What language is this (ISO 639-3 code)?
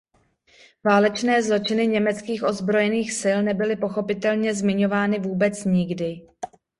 ces